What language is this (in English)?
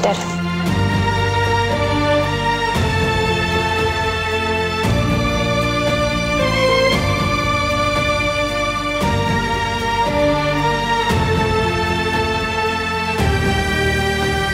Turkish